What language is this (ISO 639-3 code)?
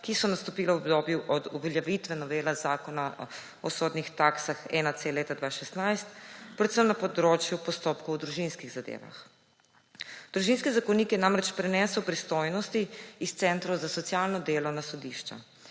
slv